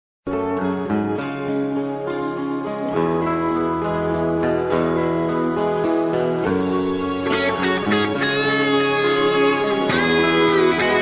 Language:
Polish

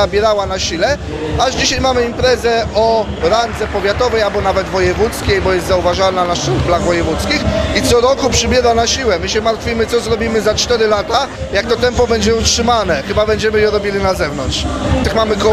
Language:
Polish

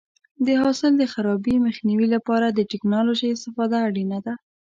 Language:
Pashto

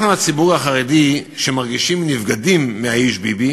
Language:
Hebrew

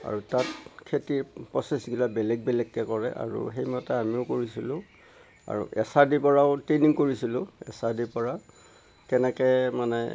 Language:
Assamese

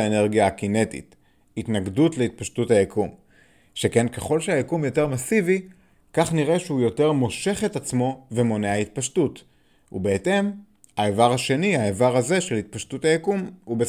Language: Hebrew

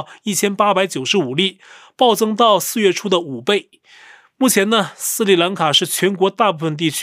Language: Chinese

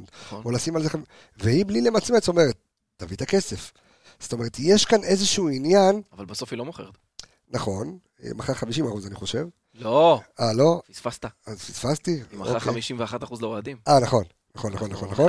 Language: Hebrew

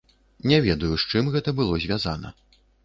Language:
Belarusian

